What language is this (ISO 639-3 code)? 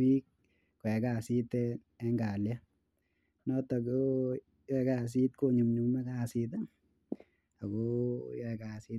kln